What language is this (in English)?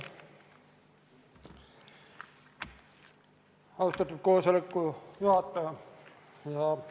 Estonian